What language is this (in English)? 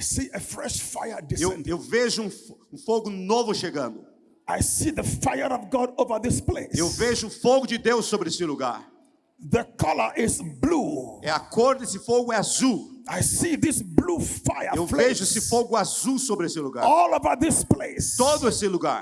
Portuguese